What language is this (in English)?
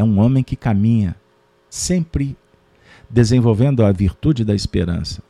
Portuguese